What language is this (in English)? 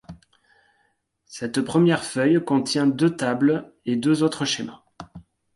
French